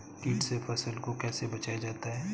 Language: Hindi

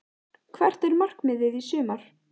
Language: Icelandic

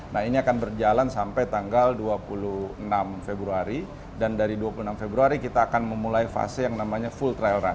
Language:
Indonesian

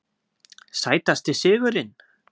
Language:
Icelandic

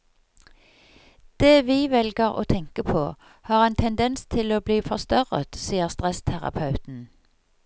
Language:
Norwegian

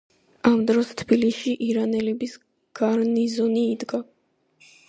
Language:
Georgian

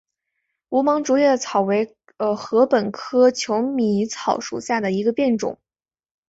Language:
Chinese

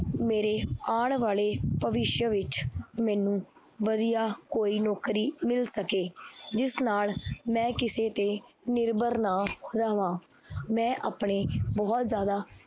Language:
Punjabi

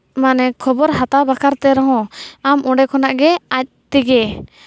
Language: Santali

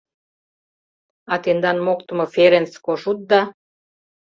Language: Mari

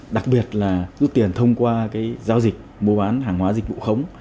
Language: Vietnamese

